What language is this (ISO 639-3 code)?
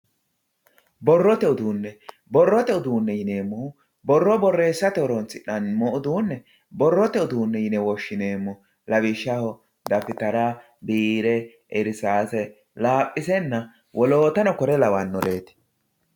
sid